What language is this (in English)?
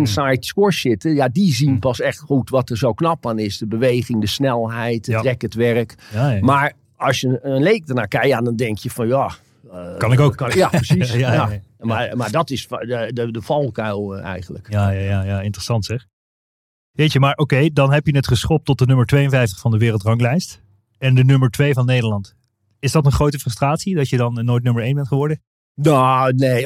Dutch